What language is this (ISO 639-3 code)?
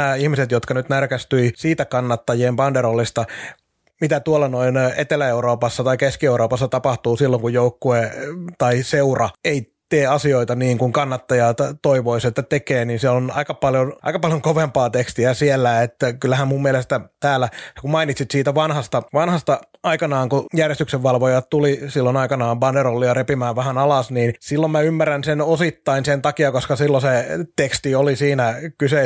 fin